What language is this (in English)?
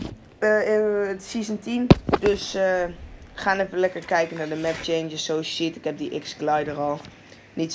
Dutch